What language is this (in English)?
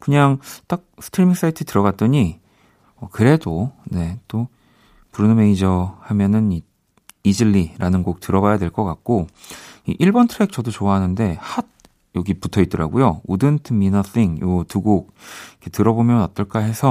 Korean